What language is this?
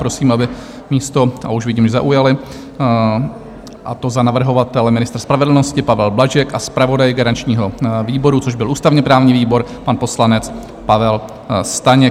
Czech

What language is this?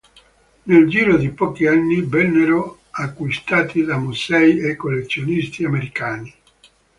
Italian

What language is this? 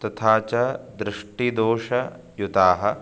Sanskrit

